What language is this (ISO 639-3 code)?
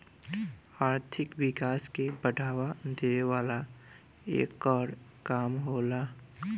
bho